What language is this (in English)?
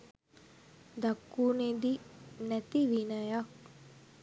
Sinhala